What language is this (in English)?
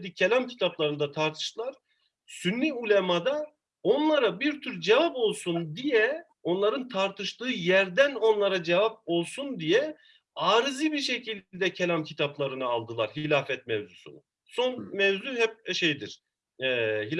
Turkish